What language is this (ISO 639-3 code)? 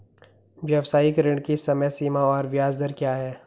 hin